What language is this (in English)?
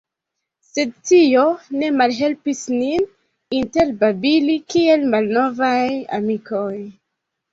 Esperanto